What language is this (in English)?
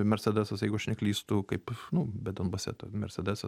Lithuanian